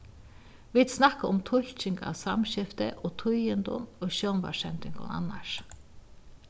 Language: Faroese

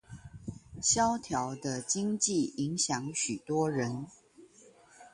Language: Chinese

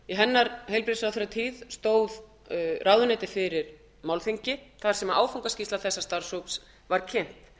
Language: Icelandic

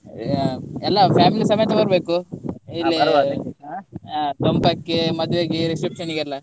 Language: Kannada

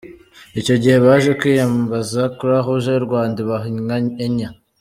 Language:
Kinyarwanda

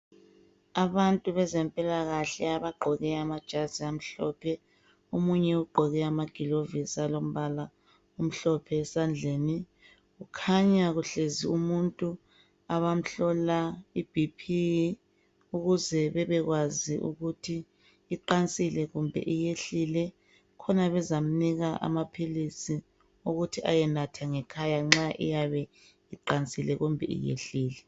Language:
North Ndebele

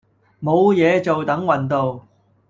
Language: Cantonese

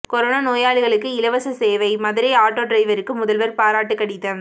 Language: Tamil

